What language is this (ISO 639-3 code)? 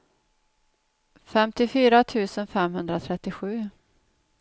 swe